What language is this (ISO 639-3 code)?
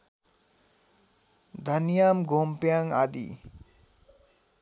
nep